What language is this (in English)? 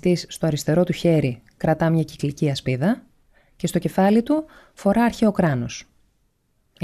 Greek